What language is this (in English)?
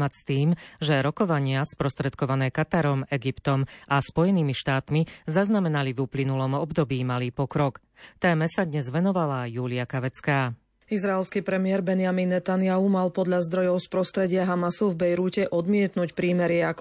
Slovak